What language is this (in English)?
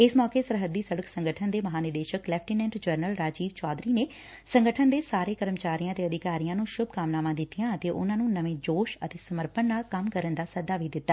Punjabi